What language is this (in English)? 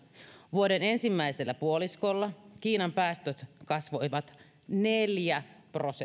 Finnish